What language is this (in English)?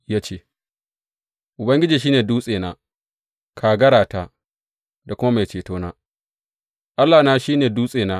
Hausa